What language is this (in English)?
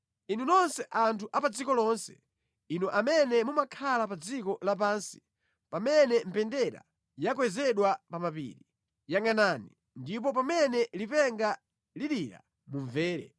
Nyanja